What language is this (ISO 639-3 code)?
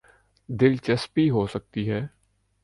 urd